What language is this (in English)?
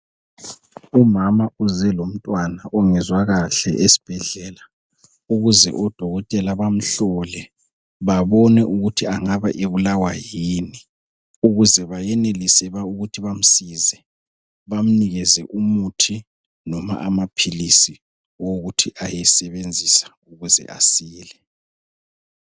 North Ndebele